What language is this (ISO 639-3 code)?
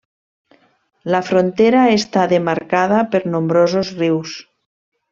cat